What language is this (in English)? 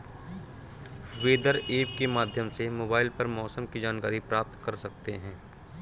Hindi